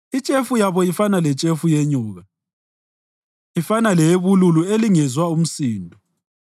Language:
North Ndebele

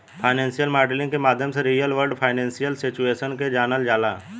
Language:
Bhojpuri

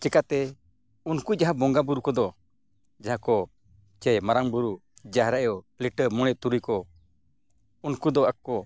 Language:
Santali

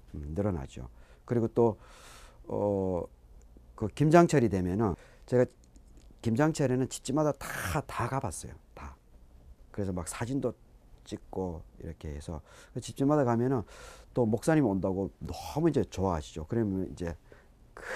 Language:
Korean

